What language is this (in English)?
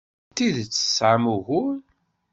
Kabyle